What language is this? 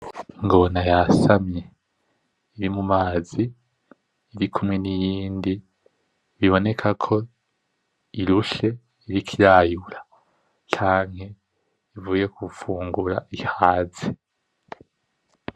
Rundi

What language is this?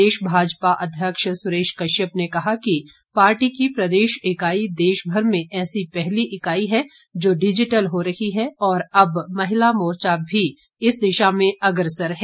Hindi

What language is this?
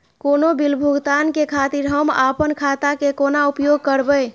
Maithili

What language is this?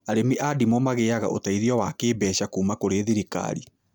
Kikuyu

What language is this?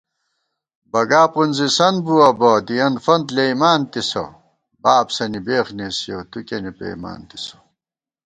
Gawar-Bati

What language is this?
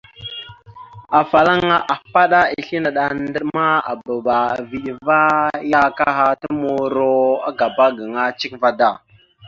Mada (Cameroon)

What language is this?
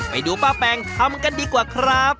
Thai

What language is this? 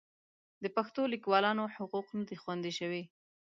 Pashto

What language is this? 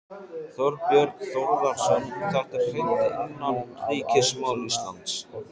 Icelandic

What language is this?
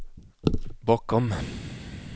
Swedish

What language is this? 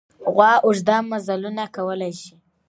Pashto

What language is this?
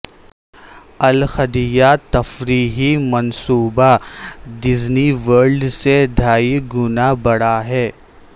Urdu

